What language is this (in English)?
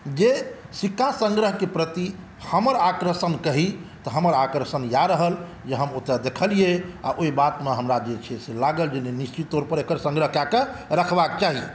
Maithili